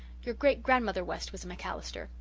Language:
English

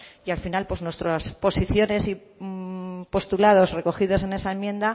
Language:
Spanish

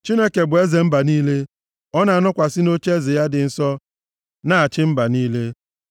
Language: Igbo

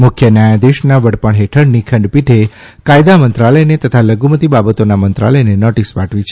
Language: Gujarati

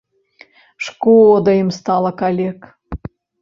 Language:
Belarusian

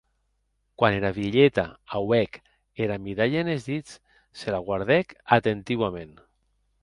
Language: Occitan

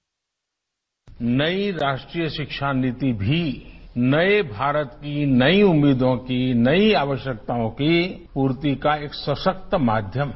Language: Hindi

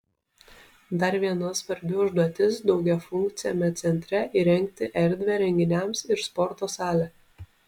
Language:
Lithuanian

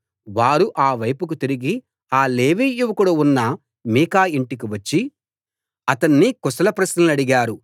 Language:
Telugu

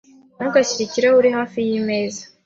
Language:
Kinyarwanda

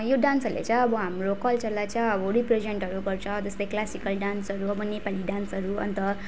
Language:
Nepali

